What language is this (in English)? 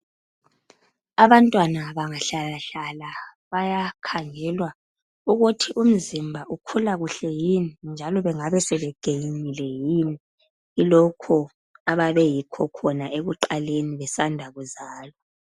North Ndebele